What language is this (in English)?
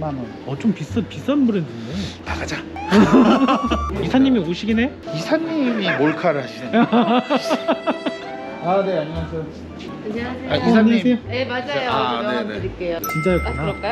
Korean